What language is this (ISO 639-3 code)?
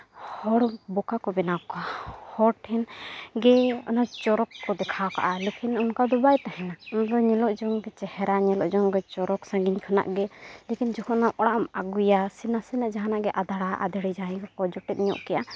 sat